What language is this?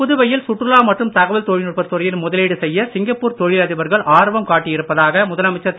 Tamil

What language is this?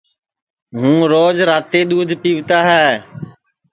Sansi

